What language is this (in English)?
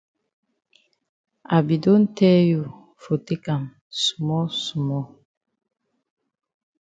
Cameroon Pidgin